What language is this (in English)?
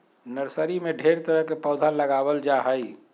Magahi